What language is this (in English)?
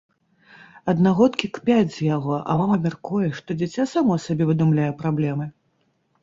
Belarusian